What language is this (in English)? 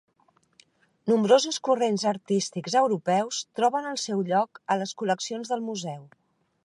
Catalan